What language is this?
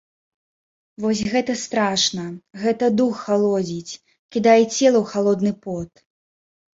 Belarusian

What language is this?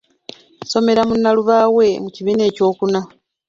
Ganda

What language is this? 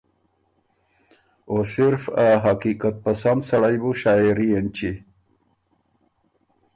Ormuri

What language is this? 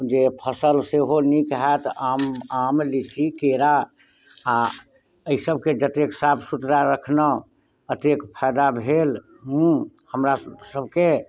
Maithili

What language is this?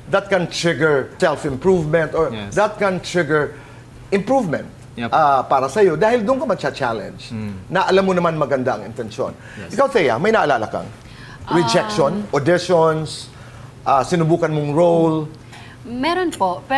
Filipino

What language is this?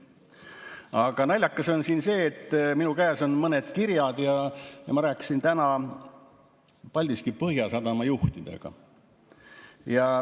Estonian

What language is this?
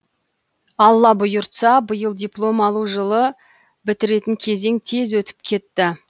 Kazakh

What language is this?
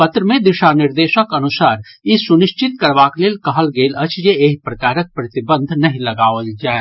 Maithili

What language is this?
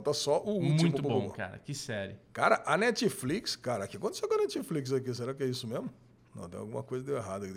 Portuguese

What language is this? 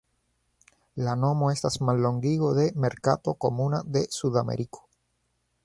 Esperanto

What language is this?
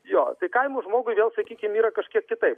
Lithuanian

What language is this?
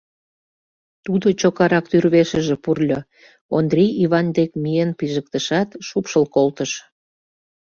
Mari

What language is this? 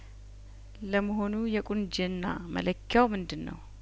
Amharic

